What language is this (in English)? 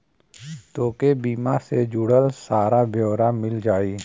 Bhojpuri